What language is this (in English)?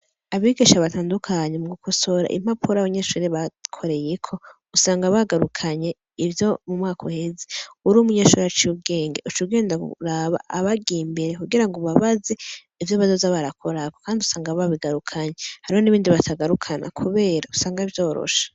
Rundi